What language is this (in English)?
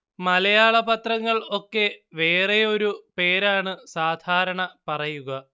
Malayalam